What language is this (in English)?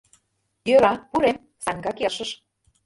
Mari